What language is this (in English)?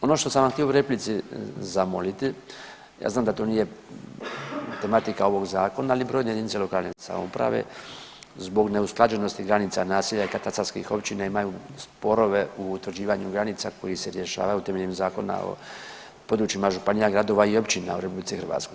Croatian